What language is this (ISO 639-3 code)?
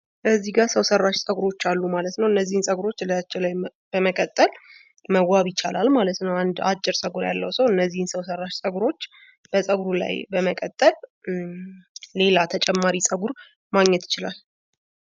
amh